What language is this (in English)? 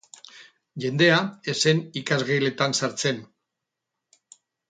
Basque